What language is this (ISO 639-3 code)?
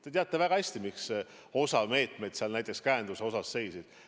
est